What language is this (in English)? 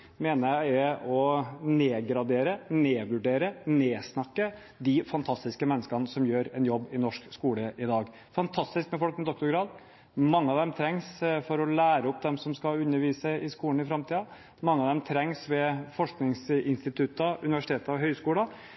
Norwegian Bokmål